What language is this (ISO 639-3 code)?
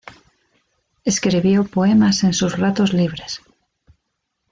spa